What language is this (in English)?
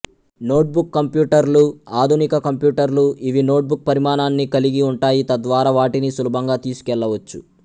Telugu